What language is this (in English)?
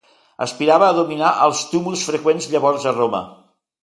Catalan